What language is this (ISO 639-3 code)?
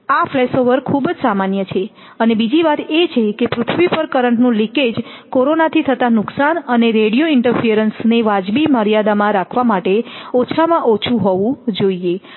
guj